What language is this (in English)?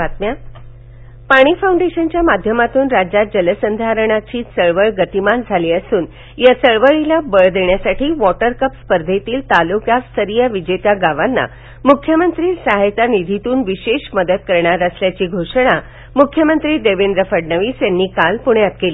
Marathi